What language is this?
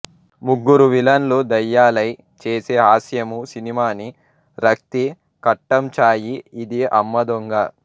Telugu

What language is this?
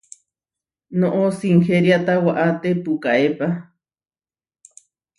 Huarijio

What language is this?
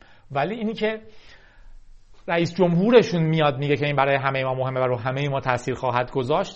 Persian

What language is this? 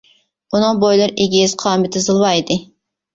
Uyghur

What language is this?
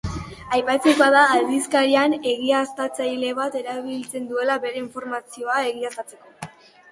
Basque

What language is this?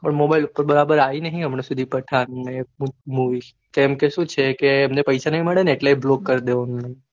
Gujarati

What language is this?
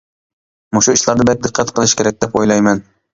Uyghur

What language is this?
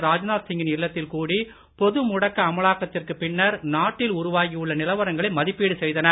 Tamil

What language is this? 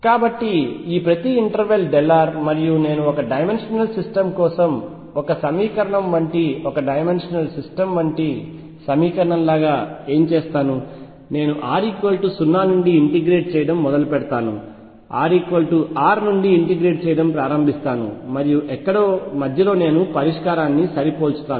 Telugu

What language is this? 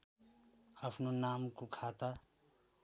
Nepali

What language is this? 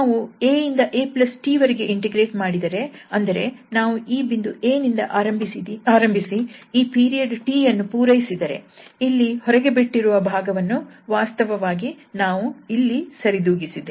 Kannada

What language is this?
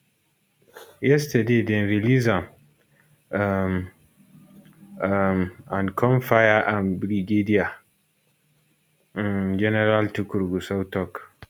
Nigerian Pidgin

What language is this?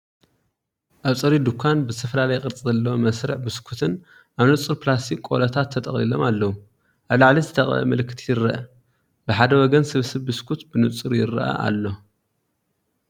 Tigrinya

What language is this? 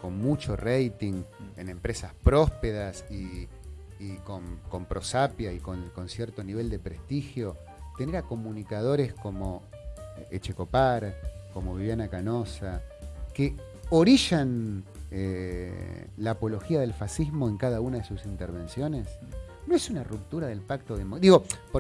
Spanish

